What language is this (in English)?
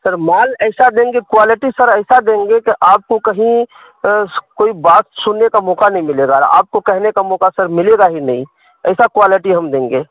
Urdu